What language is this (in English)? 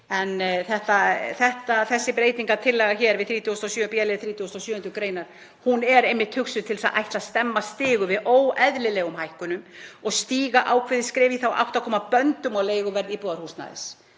Icelandic